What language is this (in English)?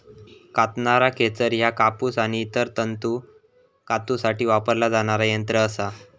Marathi